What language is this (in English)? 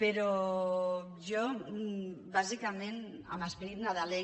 Catalan